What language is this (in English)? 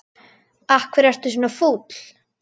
Icelandic